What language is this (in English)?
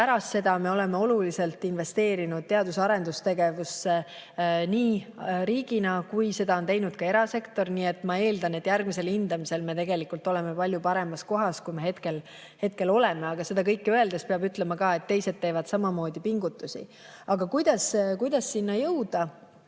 Estonian